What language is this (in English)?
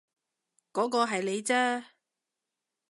Cantonese